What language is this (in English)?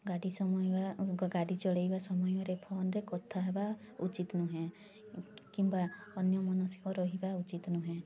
Odia